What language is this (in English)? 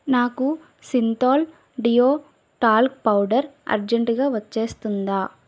Telugu